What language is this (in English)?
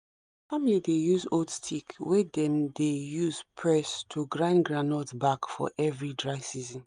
Nigerian Pidgin